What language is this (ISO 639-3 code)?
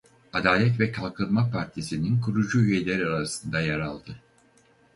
tur